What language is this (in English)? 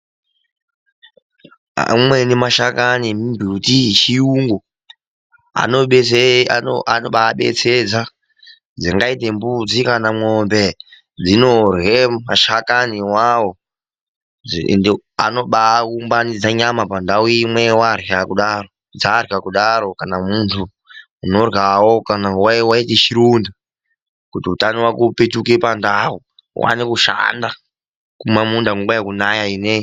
Ndau